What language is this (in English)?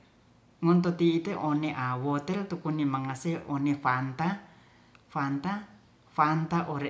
Ratahan